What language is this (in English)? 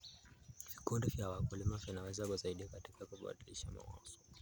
Kalenjin